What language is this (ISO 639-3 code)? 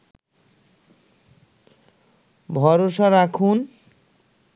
ben